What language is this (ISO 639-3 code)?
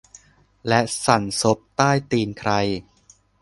tha